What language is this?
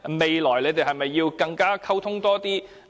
Cantonese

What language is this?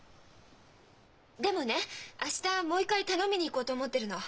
Japanese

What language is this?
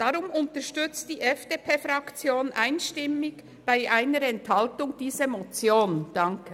Swiss German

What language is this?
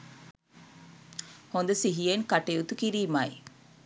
Sinhala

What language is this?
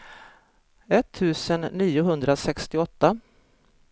Swedish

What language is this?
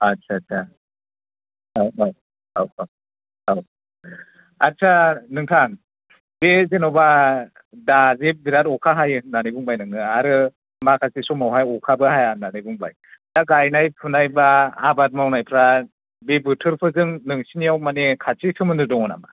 Bodo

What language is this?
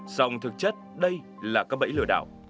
Vietnamese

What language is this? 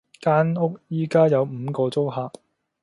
Cantonese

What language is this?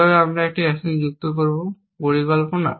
Bangla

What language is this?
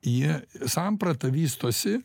Lithuanian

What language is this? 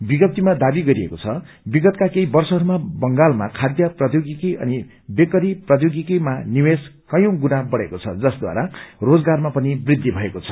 Nepali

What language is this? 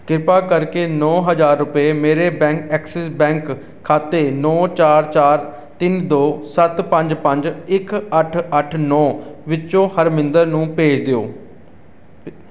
Punjabi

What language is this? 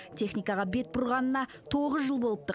Kazakh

